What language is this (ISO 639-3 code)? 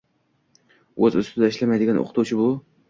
uzb